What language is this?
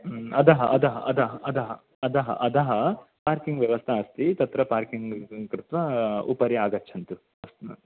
Sanskrit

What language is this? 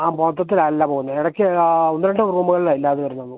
Malayalam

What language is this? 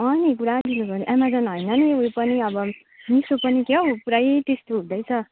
Nepali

